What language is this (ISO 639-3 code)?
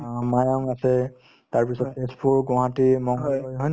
asm